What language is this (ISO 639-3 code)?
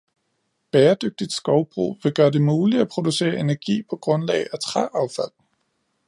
dan